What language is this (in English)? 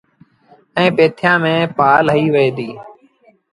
Sindhi Bhil